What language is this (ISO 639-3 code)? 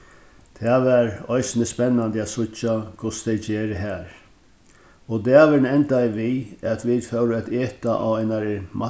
fao